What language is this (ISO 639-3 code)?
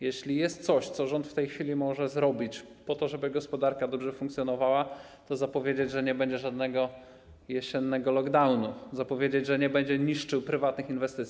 pol